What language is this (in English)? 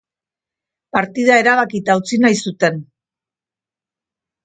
Basque